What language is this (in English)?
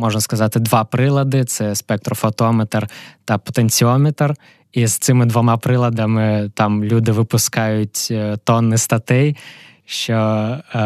Ukrainian